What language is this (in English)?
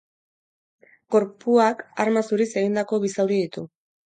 Basque